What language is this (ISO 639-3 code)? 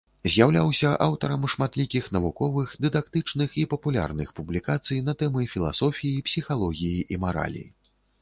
bel